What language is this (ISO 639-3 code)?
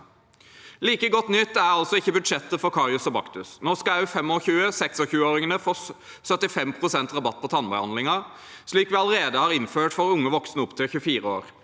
nor